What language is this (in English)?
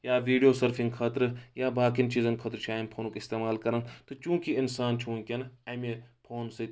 Kashmiri